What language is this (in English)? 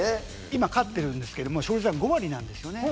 Japanese